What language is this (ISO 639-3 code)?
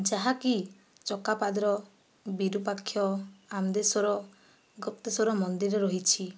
ori